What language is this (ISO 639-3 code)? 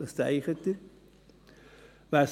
gsw